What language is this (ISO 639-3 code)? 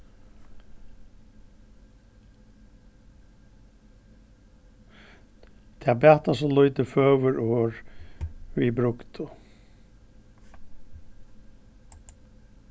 fao